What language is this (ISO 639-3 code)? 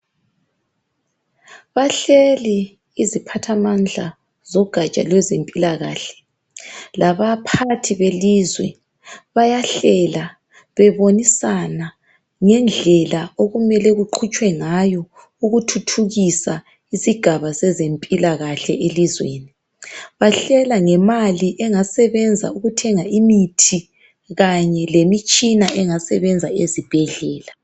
nde